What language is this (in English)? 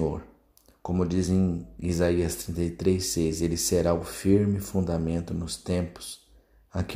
Portuguese